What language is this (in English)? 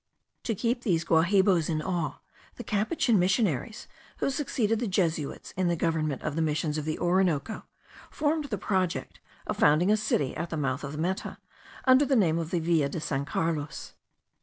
English